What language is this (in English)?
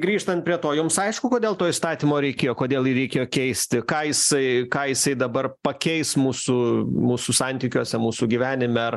Lithuanian